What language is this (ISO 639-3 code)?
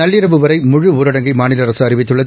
tam